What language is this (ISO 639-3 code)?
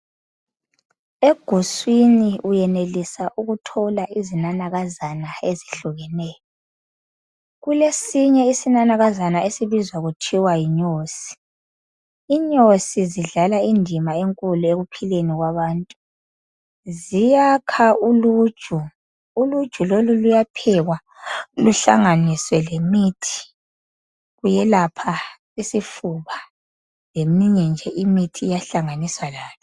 nde